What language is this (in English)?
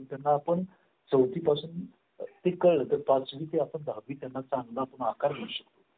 Marathi